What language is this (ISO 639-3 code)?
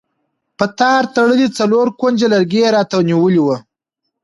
pus